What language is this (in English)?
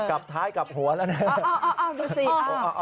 Thai